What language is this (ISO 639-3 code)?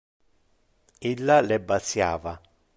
ina